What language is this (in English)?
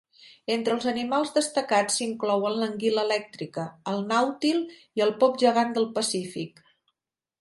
Catalan